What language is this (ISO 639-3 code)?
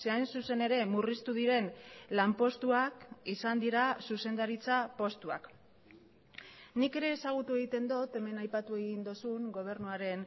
eus